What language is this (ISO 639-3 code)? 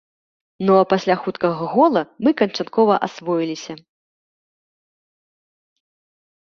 bel